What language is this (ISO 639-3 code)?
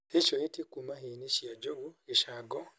kik